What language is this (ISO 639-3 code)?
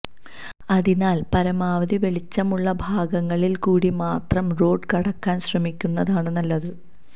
mal